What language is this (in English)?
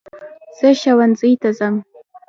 Pashto